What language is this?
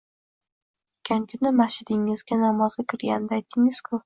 Uzbek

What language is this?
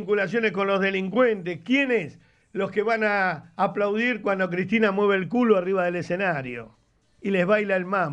Spanish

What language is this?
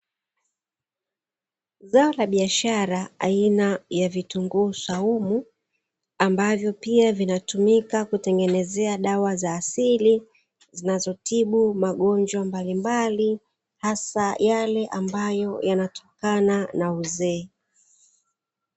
Swahili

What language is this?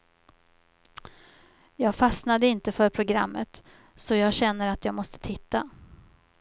Swedish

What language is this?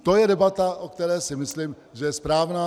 Czech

